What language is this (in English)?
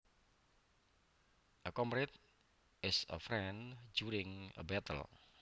Javanese